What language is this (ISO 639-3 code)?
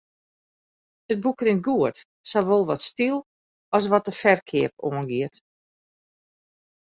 fry